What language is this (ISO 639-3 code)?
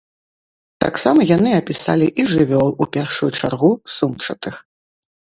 bel